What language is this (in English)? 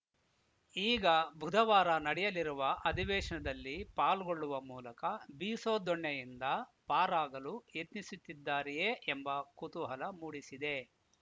Kannada